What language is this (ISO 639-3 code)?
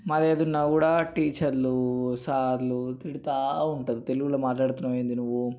tel